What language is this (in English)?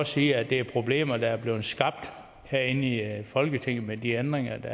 Danish